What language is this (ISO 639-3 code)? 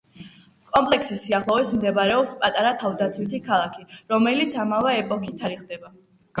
kat